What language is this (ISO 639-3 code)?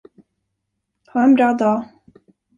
swe